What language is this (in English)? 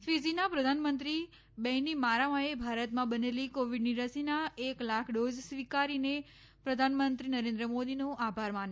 Gujarati